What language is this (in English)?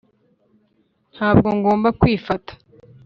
Kinyarwanda